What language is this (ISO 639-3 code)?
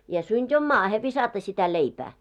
fin